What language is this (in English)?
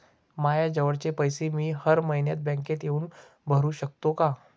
Marathi